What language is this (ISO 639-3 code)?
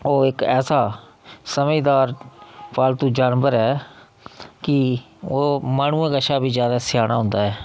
doi